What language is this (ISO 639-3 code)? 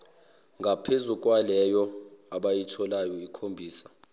zul